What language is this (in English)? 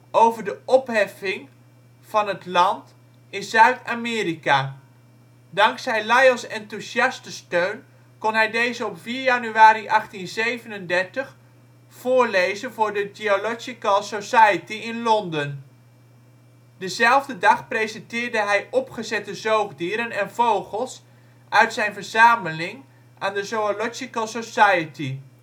Dutch